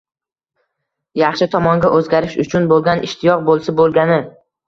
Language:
Uzbek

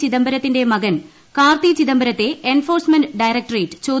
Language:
Malayalam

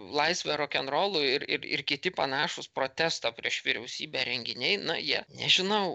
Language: Lithuanian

